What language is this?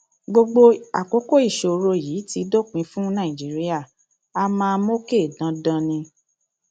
Yoruba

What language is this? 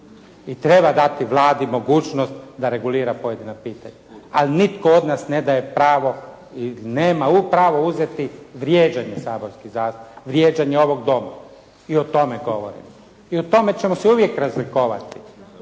Croatian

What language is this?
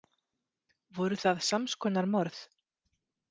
Icelandic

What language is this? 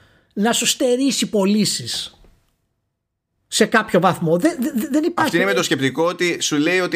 Greek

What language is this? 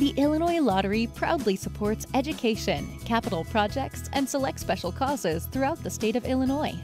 English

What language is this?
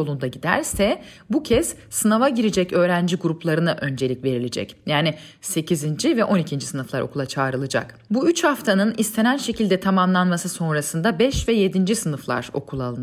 Turkish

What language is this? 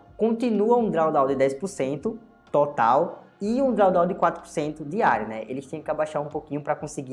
Portuguese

